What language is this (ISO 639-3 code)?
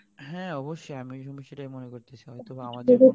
ben